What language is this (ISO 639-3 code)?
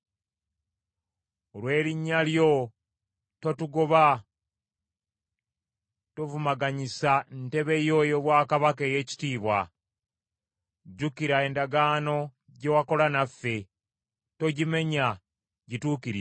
lug